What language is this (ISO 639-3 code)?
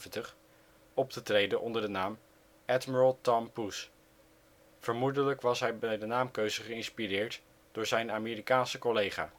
nld